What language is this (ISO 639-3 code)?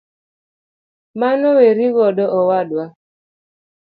luo